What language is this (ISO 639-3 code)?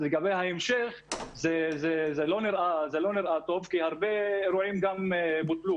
heb